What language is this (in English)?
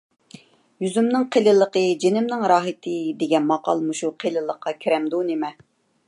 Uyghur